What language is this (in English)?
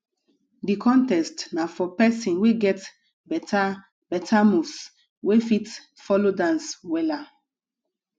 Nigerian Pidgin